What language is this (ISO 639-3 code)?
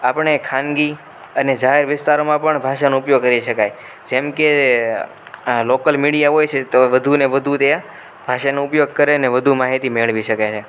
guj